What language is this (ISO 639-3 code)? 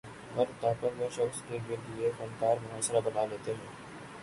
urd